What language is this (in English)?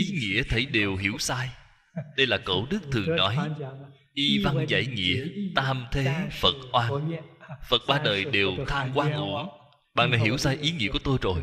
Vietnamese